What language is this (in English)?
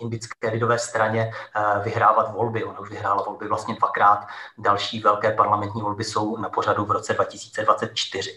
Czech